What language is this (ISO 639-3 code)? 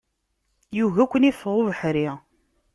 kab